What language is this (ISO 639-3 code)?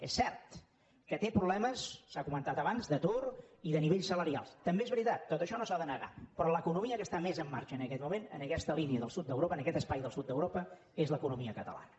cat